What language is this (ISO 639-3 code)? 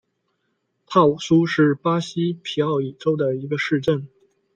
zho